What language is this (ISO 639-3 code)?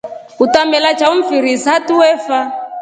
rof